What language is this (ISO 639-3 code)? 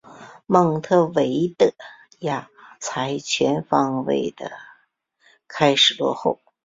zho